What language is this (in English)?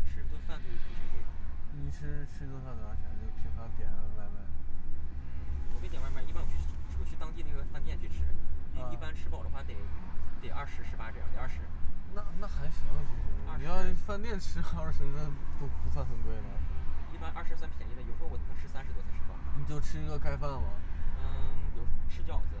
Chinese